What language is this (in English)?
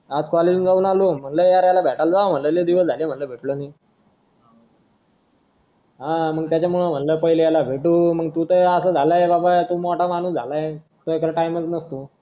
Marathi